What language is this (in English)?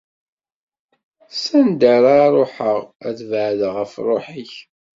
Kabyle